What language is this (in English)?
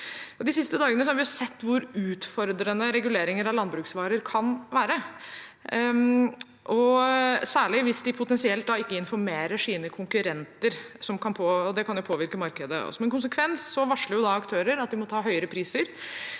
Norwegian